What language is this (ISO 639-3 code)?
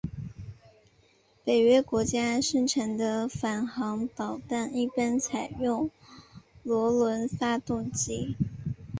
zho